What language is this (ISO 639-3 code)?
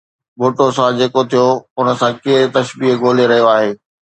snd